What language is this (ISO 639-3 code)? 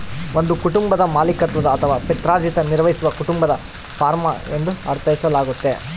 kan